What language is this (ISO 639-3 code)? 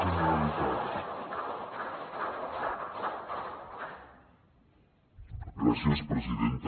cat